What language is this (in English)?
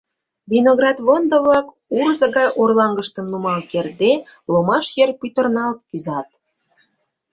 Mari